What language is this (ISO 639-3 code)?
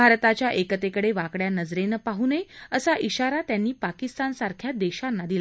mar